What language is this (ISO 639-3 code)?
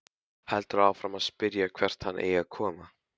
isl